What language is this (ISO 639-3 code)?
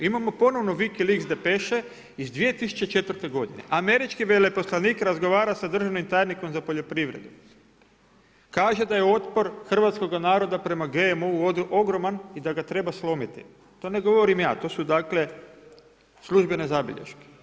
hrv